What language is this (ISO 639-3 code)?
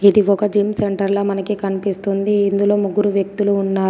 tel